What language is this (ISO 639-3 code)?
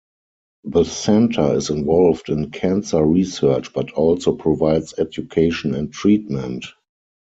eng